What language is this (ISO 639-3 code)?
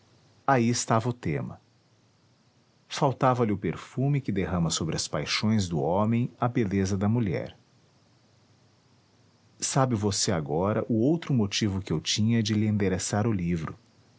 por